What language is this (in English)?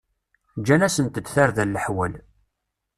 Kabyle